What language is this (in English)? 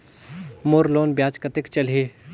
Chhattisgarhi